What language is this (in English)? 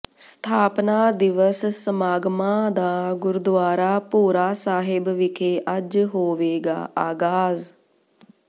Punjabi